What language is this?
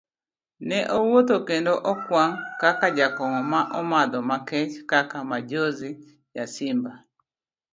Luo (Kenya and Tanzania)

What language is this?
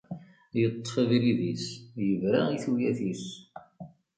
Kabyle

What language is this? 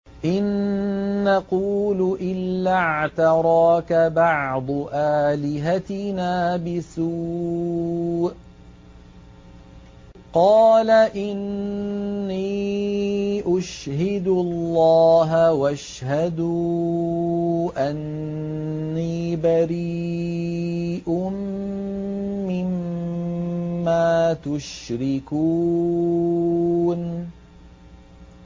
Arabic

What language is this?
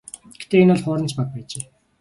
Mongolian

